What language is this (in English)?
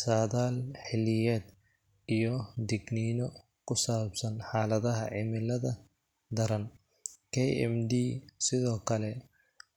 Somali